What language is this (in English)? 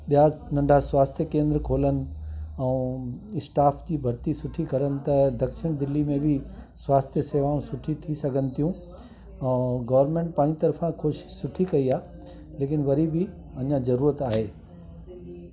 Sindhi